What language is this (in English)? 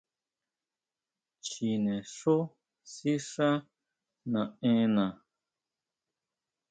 Huautla Mazatec